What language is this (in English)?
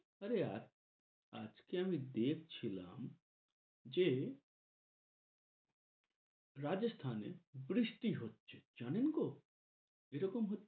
Bangla